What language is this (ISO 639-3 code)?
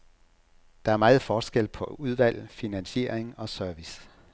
dan